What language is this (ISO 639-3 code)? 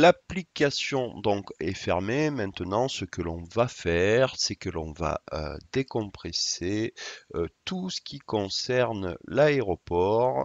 fra